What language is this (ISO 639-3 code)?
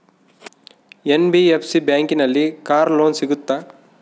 kan